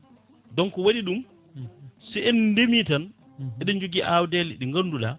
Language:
Fula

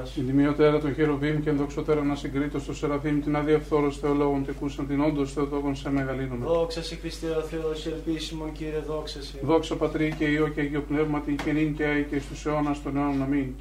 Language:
Greek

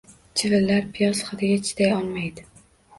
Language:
Uzbek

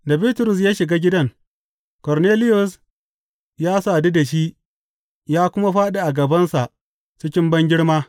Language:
Hausa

